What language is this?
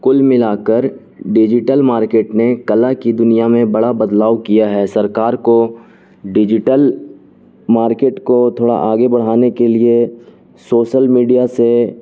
Urdu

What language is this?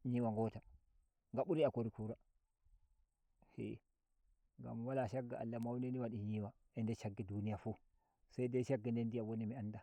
Nigerian Fulfulde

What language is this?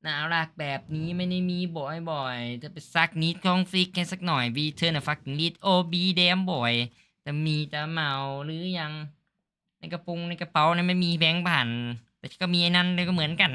Thai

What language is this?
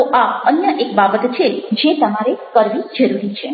Gujarati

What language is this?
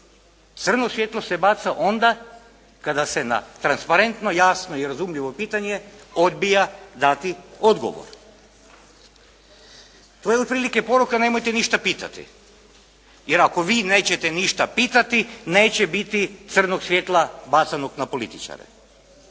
Croatian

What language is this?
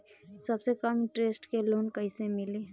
Bhojpuri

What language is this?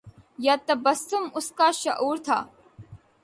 Urdu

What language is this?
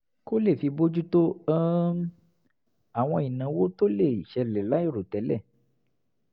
Yoruba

